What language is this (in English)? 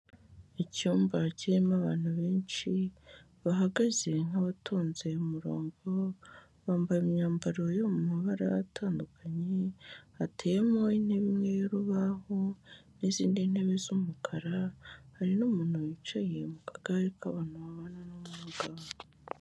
Kinyarwanda